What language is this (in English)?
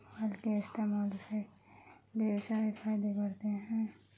Urdu